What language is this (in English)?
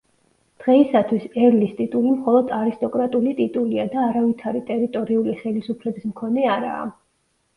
Georgian